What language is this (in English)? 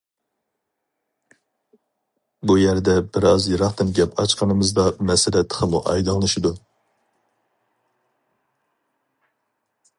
Uyghur